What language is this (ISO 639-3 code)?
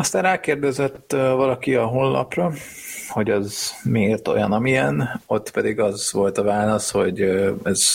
hun